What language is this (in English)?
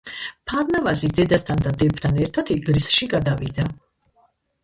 Georgian